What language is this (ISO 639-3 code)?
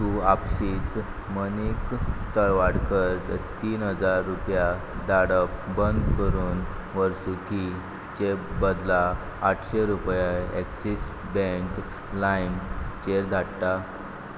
kok